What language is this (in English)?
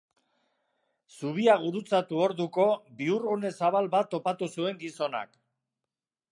Basque